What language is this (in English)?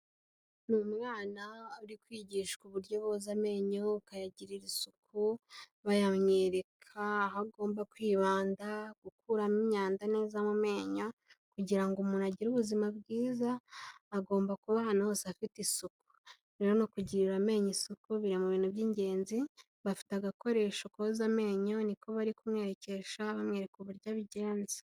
Kinyarwanda